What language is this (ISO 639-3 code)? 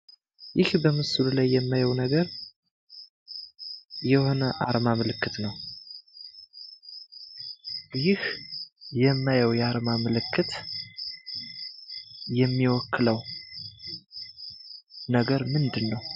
amh